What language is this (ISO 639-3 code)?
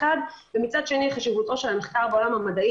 heb